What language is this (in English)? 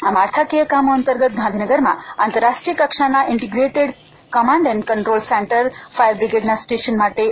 Gujarati